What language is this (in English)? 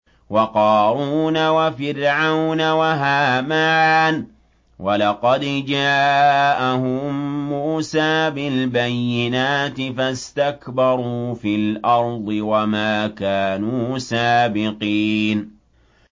Arabic